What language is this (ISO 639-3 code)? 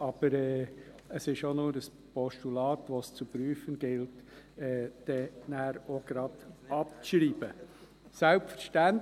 gsw